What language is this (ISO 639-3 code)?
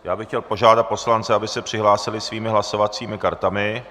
ces